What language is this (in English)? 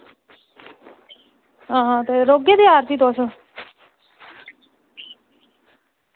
Dogri